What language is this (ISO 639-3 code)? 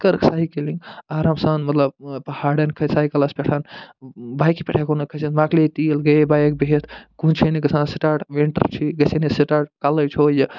kas